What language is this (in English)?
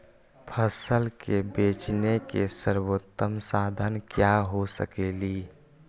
Magahi